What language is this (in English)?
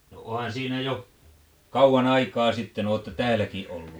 Finnish